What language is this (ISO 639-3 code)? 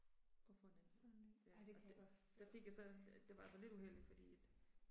dan